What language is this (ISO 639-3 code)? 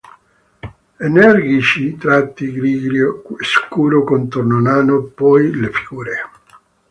ita